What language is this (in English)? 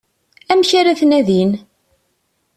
Kabyle